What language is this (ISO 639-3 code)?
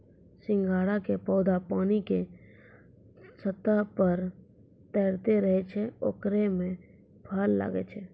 mai